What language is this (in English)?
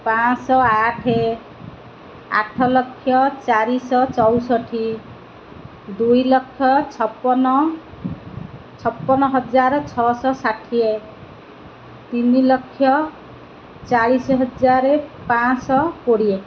Odia